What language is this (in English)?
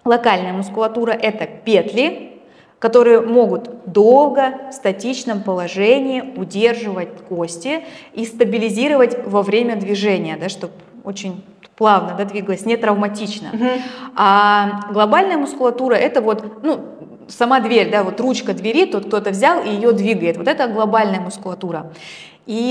Russian